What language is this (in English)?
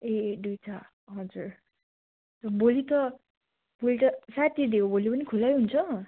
Nepali